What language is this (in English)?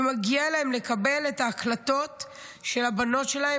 Hebrew